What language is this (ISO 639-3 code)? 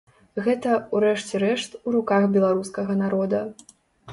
bel